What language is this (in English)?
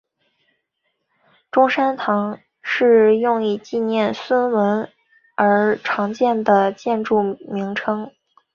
Chinese